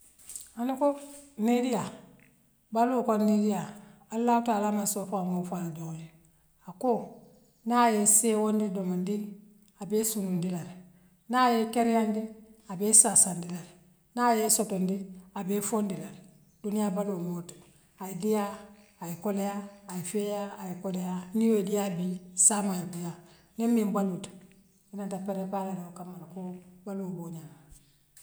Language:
Western Maninkakan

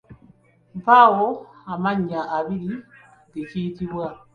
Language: Ganda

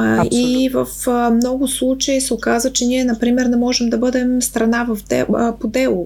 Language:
Bulgarian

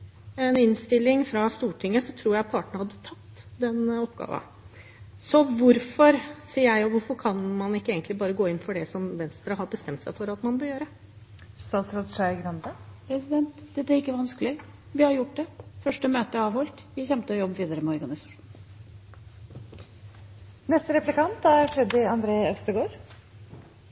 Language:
Norwegian Bokmål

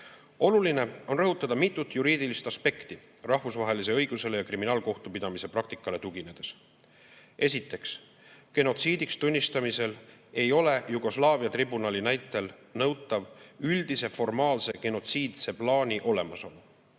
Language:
Estonian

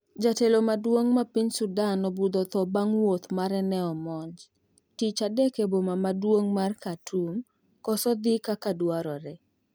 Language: Luo (Kenya and Tanzania)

